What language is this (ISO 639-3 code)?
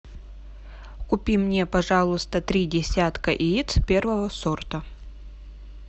rus